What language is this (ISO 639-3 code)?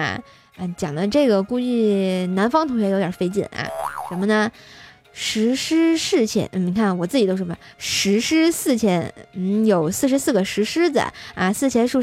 zho